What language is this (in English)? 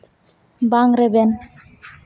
Santali